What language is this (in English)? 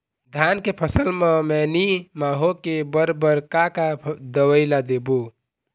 Chhattisgarhi